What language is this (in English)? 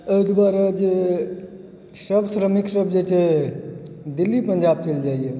Maithili